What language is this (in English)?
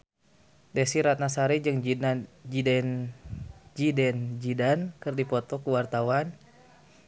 Sundanese